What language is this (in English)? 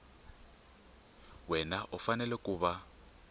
Tsonga